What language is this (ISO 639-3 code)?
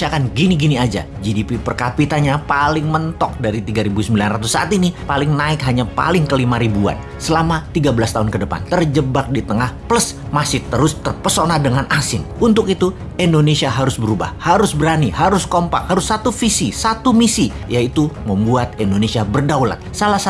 ind